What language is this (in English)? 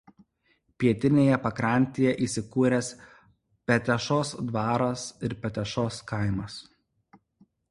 Lithuanian